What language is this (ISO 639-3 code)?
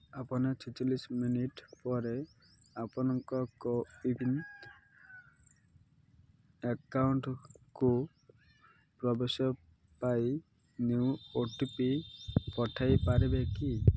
ori